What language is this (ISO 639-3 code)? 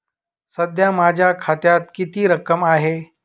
mar